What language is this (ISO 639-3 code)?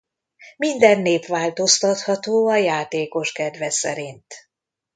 hun